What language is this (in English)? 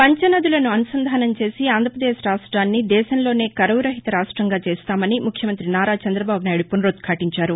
Telugu